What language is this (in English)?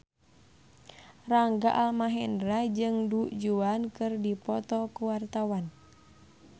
Sundanese